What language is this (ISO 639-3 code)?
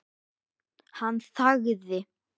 isl